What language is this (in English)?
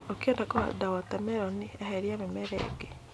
Kikuyu